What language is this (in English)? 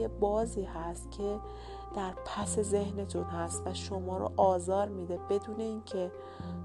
Persian